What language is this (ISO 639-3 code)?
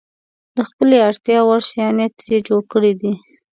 pus